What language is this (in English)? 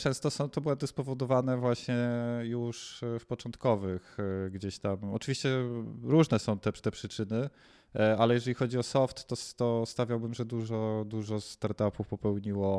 Polish